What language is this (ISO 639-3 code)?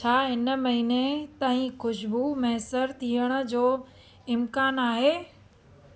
snd